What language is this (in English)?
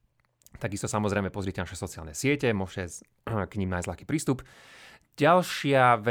Slovak